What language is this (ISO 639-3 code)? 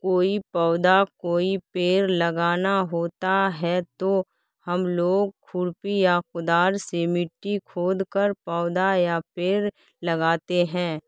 urd